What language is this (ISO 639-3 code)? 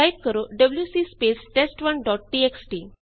pan